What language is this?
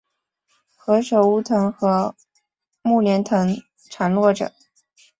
Chinese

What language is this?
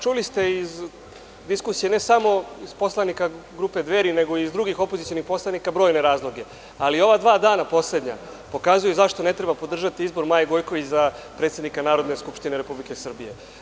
Serbian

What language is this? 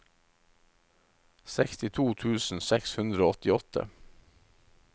Norwegian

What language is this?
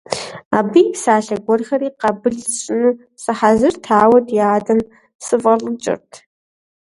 Kabardian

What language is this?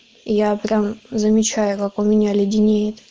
Russian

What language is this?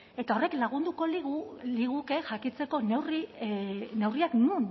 Basque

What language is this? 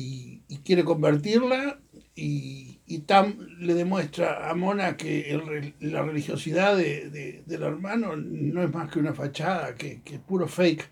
Spanish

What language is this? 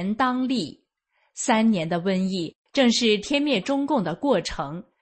Chinese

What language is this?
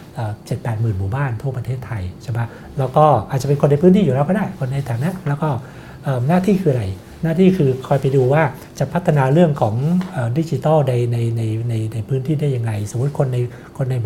Thai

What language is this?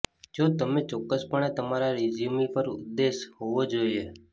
Gujarati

